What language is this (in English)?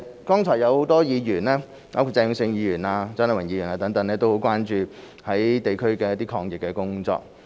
Cantonese